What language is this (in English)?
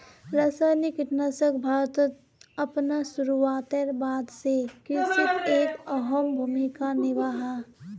Magahi